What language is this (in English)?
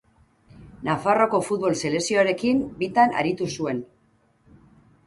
Basque